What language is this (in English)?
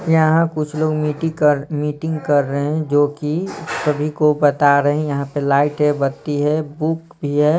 Hindi